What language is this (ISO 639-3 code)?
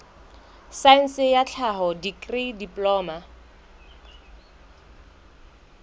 sot